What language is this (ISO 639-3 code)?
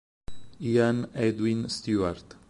ita